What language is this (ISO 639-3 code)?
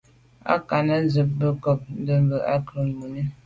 byv